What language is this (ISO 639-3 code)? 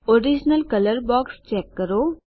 guj